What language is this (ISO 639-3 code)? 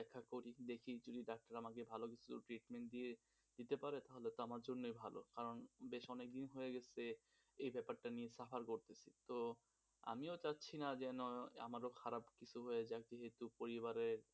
ben